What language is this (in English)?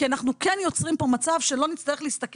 Hebrew